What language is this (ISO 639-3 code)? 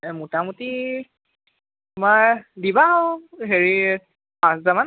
asm